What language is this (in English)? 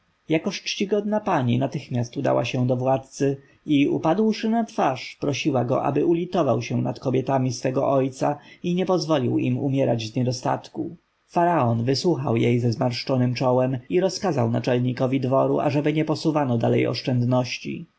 Polish